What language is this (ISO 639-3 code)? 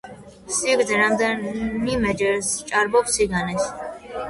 kat